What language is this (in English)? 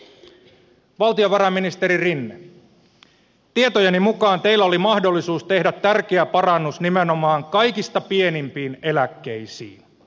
Finnish